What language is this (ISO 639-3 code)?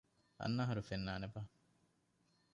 div